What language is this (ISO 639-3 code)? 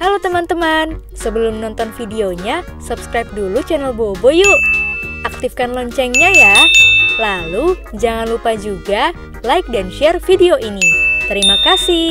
ind